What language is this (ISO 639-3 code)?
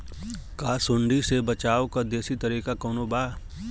bho